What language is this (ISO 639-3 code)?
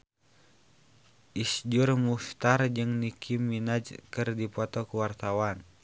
sun